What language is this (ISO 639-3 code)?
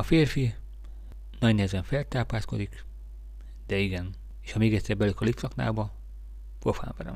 hun